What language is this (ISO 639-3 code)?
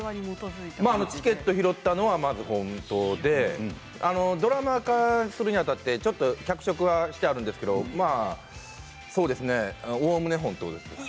jpn